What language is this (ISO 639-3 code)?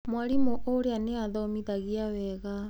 kik